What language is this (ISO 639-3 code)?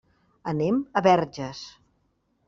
cat